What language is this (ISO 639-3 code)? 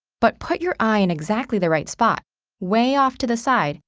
eng